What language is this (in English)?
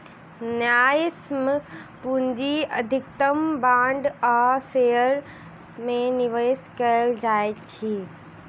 Maithili